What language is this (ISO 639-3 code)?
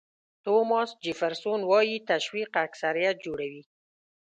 pus